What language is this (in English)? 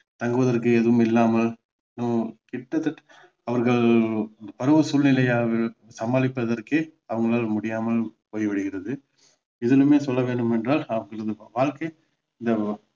Tamil